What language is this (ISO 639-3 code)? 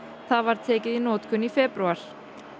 isl